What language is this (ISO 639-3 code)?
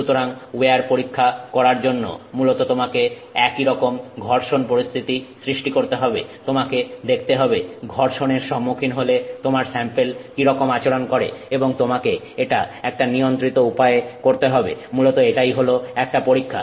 ben